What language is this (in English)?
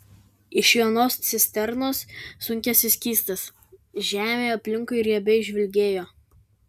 Lithuanian